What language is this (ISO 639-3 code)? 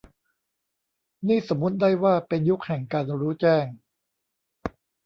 tha